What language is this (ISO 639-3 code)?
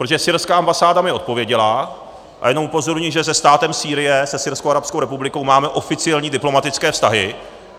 ces